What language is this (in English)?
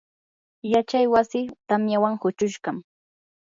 Yanahuanca Pasco Quechua